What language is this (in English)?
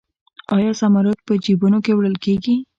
Pashto